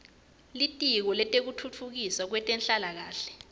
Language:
Swati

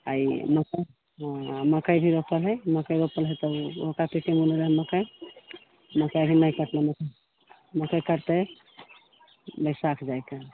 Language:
Maithili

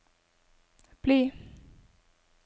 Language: Norwegian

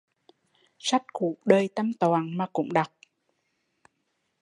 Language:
Vietnamese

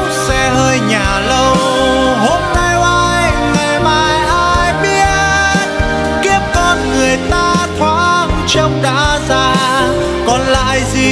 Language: Vietnamese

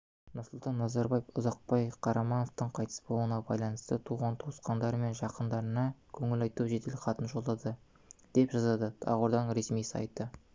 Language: Kazakh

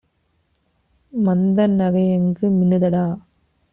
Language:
Tamil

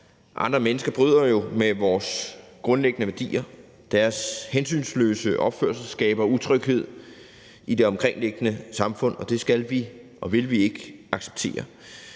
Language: Danish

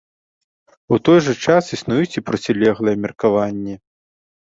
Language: Belarusian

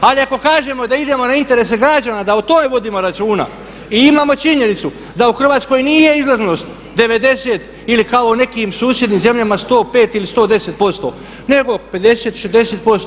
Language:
Croatian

